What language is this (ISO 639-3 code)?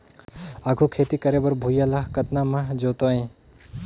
hne